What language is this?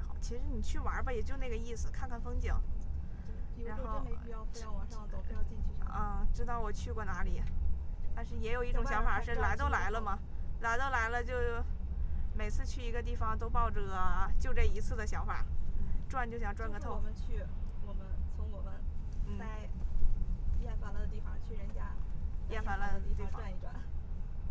Chinese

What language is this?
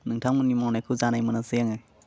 Bodo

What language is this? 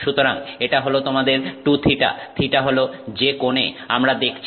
Bangla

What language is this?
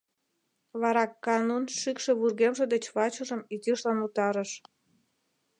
Mari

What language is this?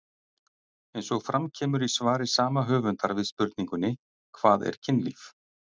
Icelandic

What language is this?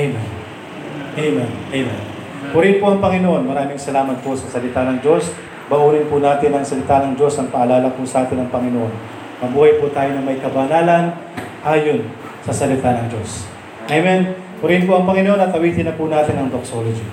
Filipino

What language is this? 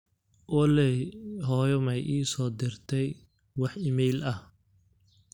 Somali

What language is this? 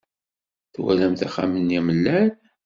Kabyle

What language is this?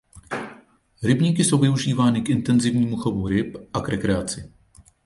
Czech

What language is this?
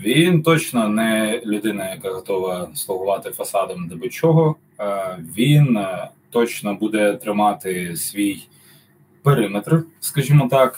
Ukrainian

